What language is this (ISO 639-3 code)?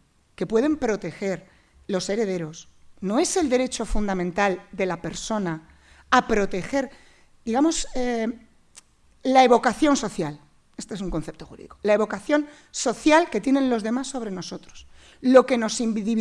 spa